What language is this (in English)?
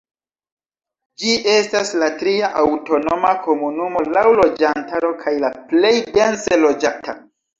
Esperanto